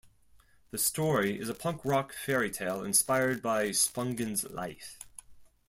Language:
English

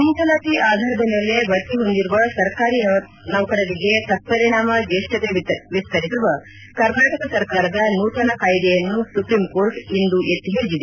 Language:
Kannada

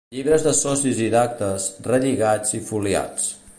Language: Catalan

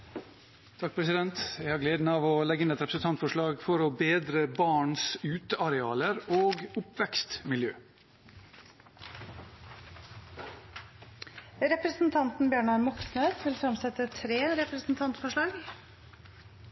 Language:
Norwegian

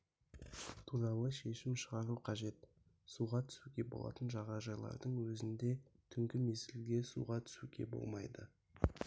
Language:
Kazakh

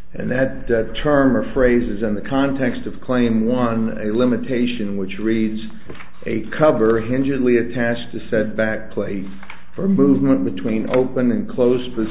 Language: English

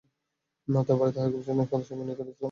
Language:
Bangla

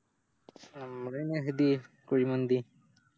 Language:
Malayalam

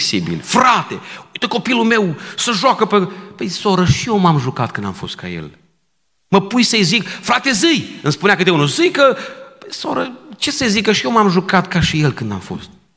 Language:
Romanian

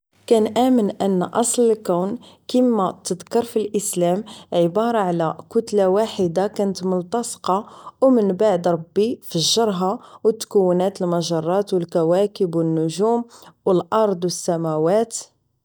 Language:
Moroccan Arabic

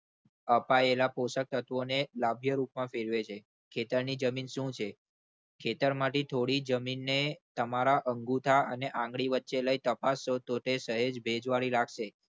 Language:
Gujarati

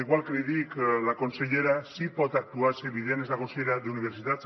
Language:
Catalan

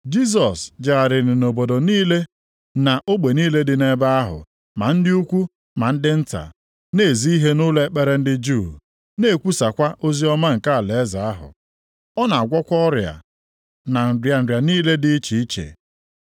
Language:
Igbo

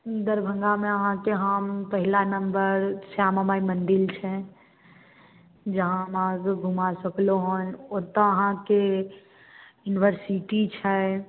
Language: Maithili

